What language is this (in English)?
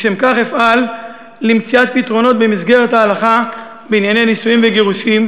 Hebrew